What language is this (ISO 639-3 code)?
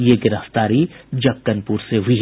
hin